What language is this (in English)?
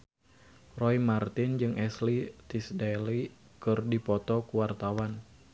Sundanese